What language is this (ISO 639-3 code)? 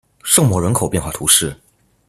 zho